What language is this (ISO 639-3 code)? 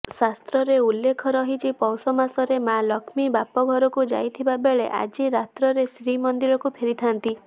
ori